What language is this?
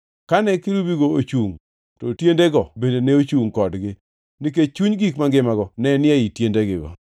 Luo (Kenya and Tanzania)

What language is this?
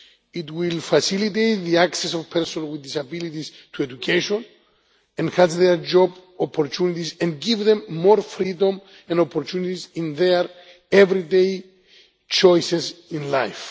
English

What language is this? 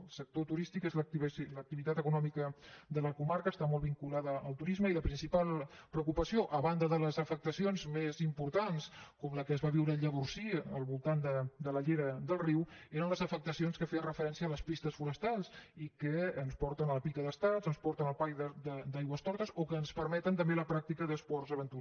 Catalan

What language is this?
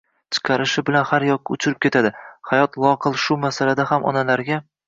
Uzbek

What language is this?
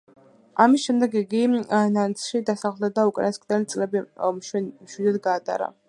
Georgian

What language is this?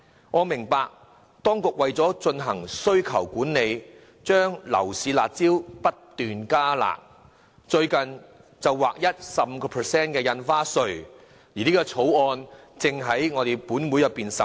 Cantonese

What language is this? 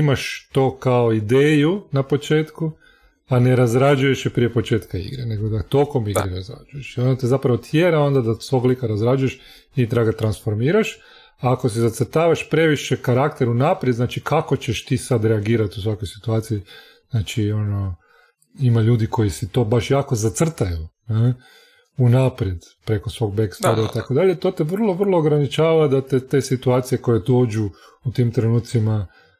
Croatian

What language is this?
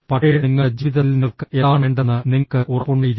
Malayalam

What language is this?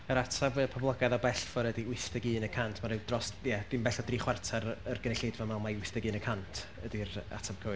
Welsh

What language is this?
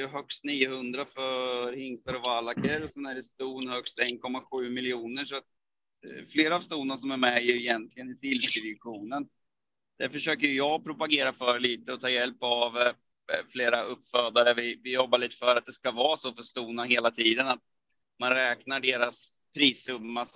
Swedish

